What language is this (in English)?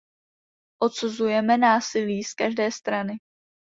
Czech